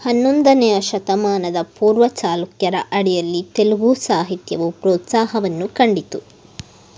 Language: Kannada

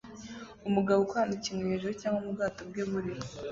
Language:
Kinyarwanda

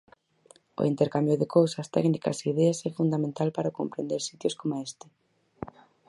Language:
Galician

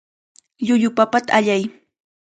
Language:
Cajatambo North Lima Quechua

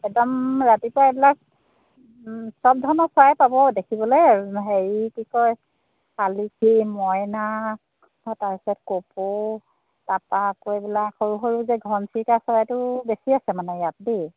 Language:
Assamese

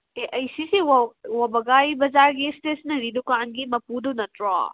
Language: Manipuri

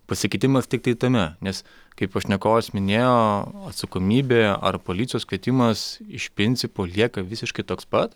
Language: Lithuanian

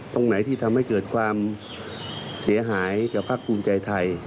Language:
Thai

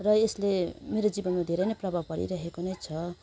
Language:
Nepali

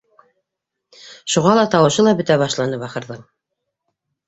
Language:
Bashkir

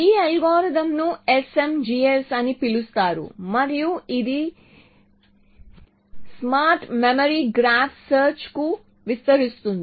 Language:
Telugu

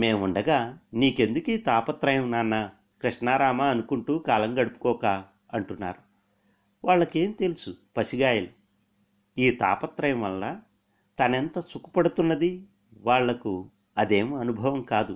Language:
Telugu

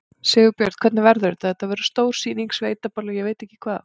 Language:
Icelandic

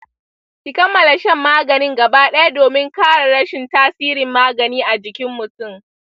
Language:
Hausa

